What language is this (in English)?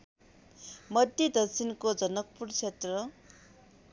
Nepali